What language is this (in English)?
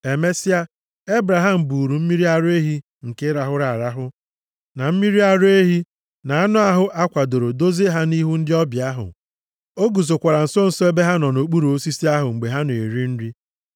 Igbo